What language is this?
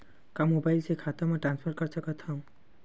Chhattisgarhi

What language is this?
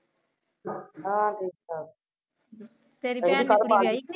Punjabi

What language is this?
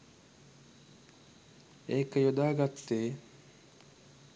Sinhala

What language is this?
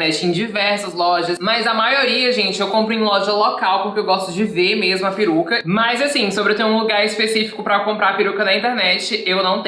Portuguese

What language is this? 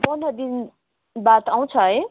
Nepali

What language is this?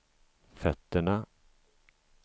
Swedish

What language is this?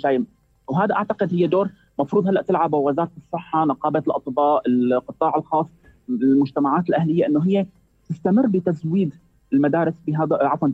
Arabic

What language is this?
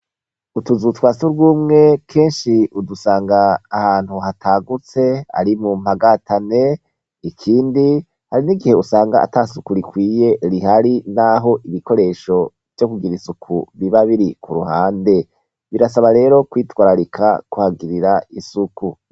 Rundi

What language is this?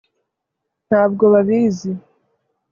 Kinyarwanda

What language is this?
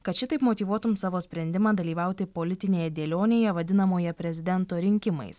Lithuanian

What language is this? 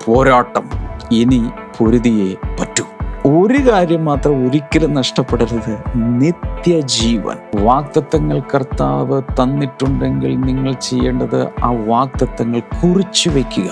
Malayalam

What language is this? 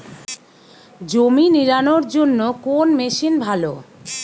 Bangla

